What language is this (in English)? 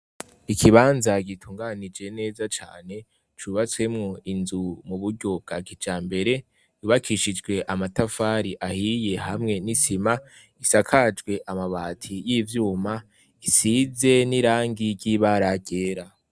Rundi